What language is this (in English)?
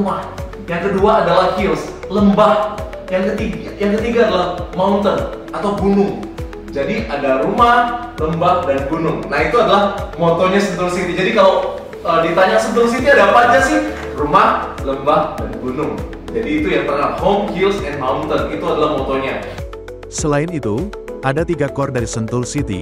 Indonesian